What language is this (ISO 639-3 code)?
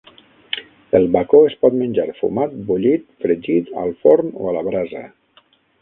cat